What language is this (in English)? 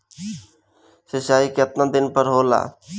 Bhojpuri